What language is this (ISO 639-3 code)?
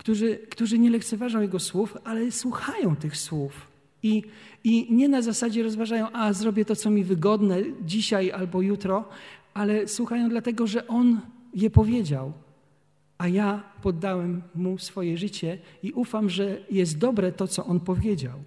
pol